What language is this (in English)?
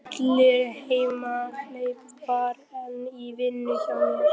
Icelandic